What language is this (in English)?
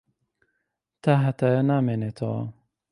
Central Kurdish